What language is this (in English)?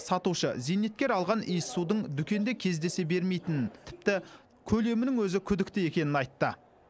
Kazakh